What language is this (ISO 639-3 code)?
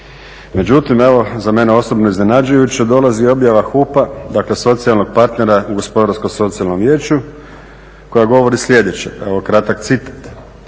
hrv